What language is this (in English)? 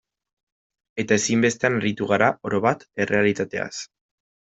Basque